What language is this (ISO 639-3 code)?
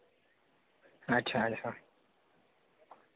doi